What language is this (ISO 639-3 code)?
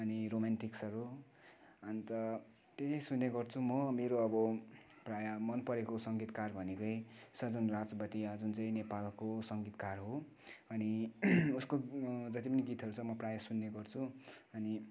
nep